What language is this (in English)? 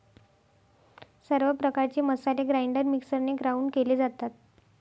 Marathi